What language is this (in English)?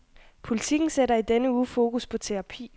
Danish